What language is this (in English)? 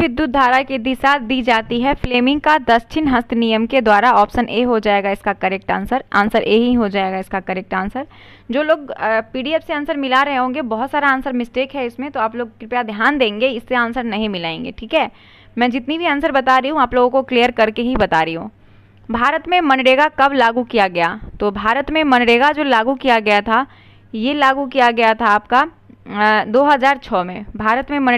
Hindi